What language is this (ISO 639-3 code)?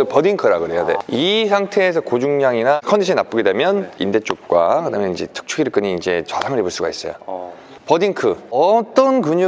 kor